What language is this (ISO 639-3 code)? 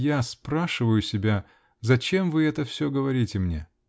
rus